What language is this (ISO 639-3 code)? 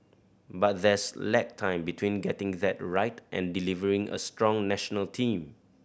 eng